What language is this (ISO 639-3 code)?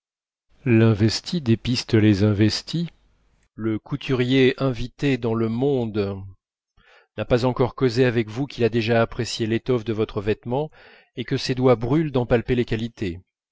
fra